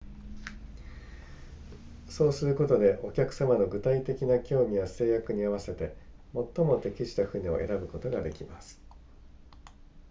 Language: Japanese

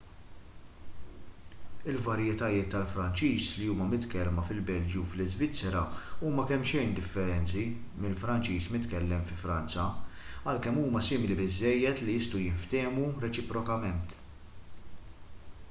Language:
Maltese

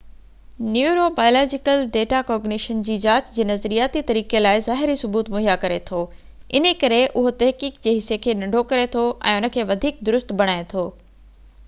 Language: Sindhi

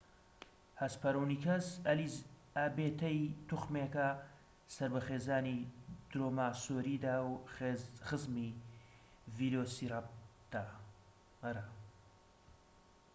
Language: Central Kurdish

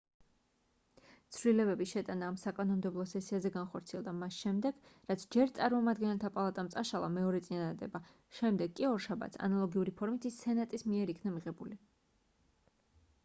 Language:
Georgian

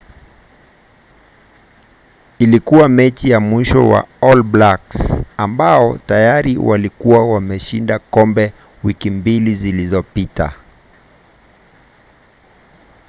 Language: Swahili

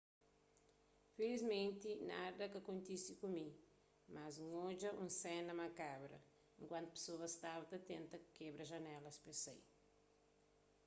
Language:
Kabuverdianu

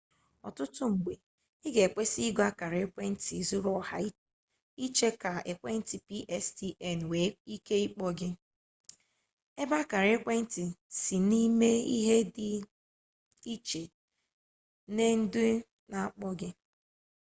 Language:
Igbo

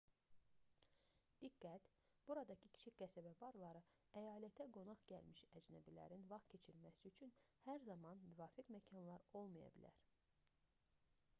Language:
Azerbaijani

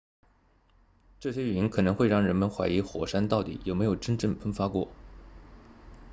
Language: Chinese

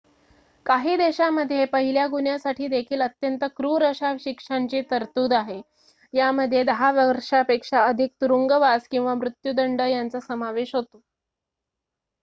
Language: Marathi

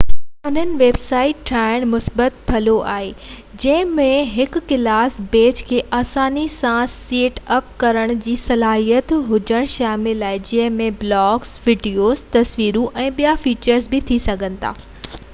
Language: Sindhi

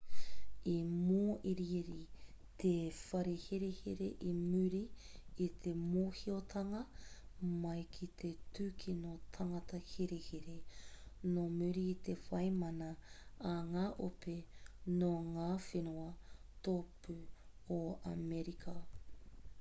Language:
Māori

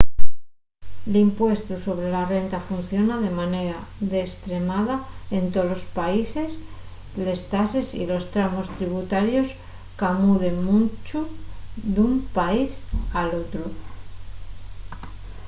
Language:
Asturian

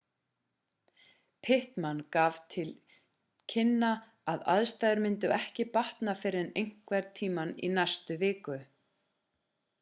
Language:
Icelandic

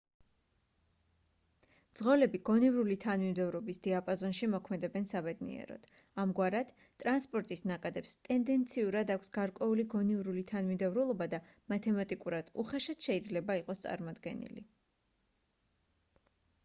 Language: Georgian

